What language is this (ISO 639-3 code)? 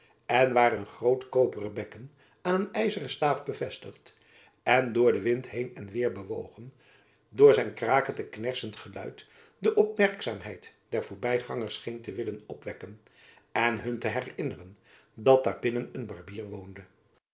nld